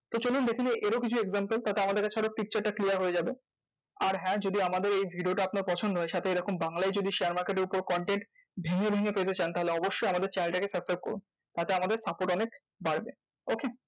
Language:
Bangla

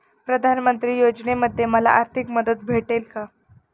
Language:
Marathi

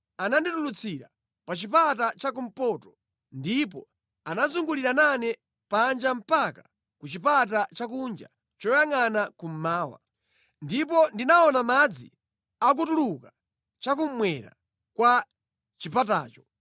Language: Nyanja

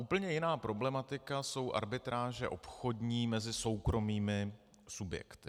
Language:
Czech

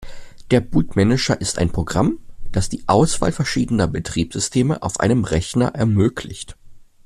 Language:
German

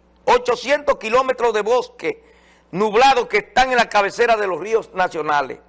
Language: Spanish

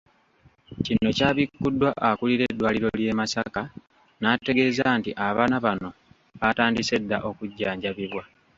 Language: Ganda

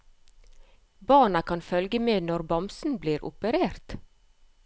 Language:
Norwegian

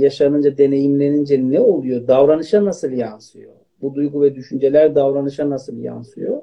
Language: Turkish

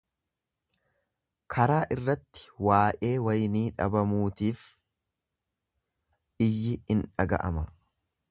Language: Oromo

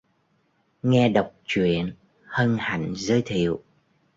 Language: Vietnamese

